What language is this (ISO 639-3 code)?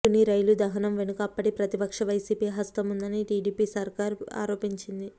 tel